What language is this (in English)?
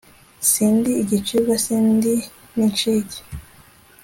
Kinyarwanda